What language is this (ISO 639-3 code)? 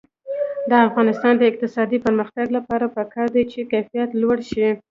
pus